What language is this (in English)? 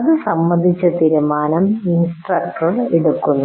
Malayalam